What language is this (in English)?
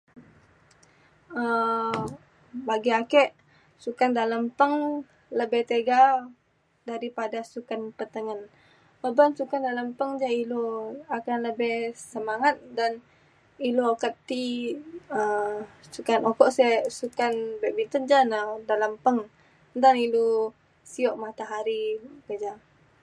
Mainstream Kenyah